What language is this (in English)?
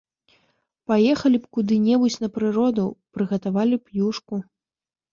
Belarusian